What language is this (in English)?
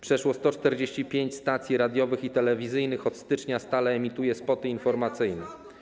Polish